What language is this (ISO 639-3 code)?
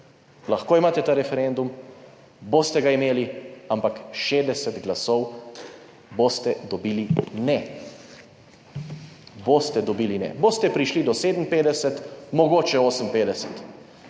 slv